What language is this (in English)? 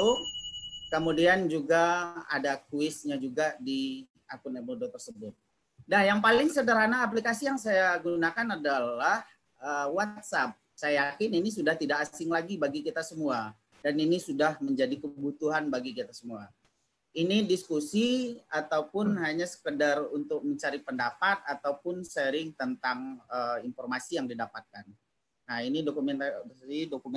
Indonesian